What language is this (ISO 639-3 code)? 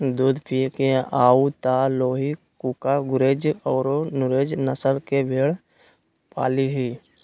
mag